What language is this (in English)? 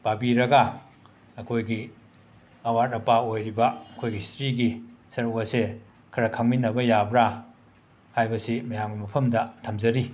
Manipuri